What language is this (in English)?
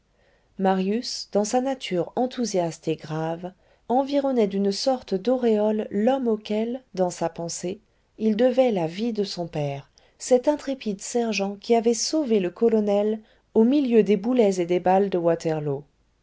French